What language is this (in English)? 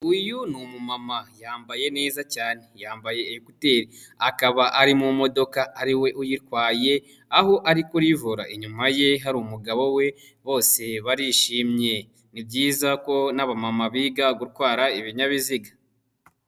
Kinyarwanda